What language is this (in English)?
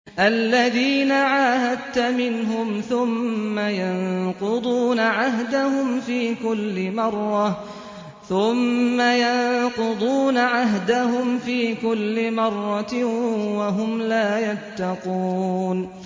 Arabic